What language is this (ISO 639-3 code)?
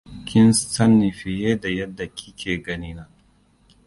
hau